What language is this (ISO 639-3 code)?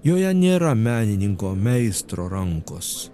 lit